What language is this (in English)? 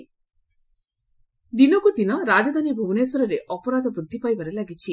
Odia